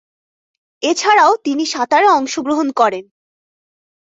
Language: Bangla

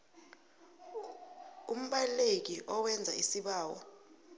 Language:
South Ndebele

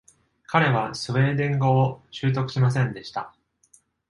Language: Japanese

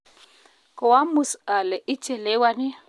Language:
Kalenjin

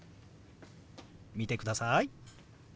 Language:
Japanese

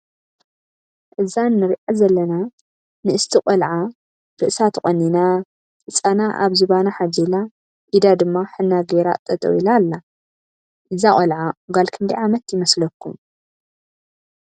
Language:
Tigrinya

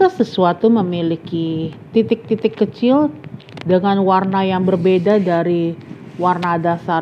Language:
Indonesian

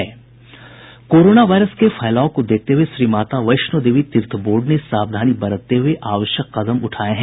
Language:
Hindi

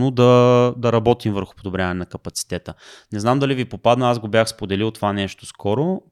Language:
Bulgarian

